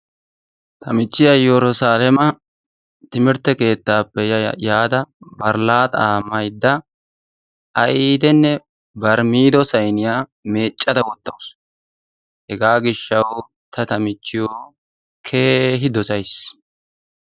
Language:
Wolaytta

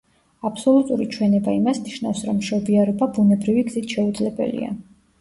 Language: Georgian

